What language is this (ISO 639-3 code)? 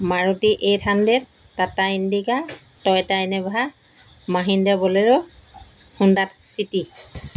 asm